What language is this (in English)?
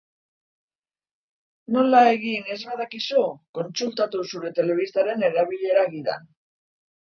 Basque